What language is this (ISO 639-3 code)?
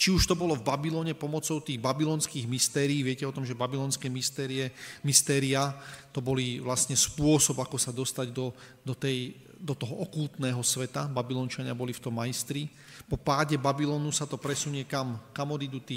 slk